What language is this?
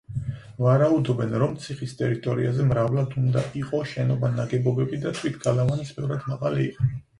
Georgian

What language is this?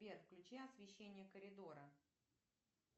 Russian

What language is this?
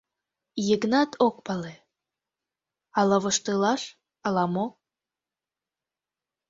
Mari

